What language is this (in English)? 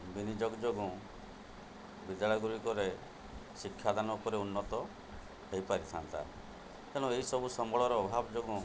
Odia